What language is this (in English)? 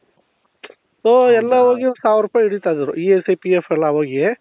Kannada